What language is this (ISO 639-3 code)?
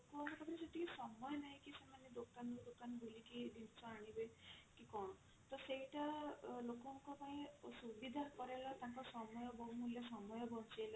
ori